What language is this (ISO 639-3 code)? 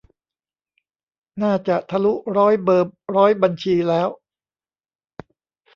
tha